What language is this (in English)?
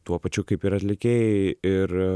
Lithuanian